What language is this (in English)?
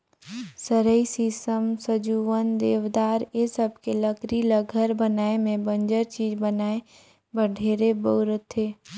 Chhattisgarhi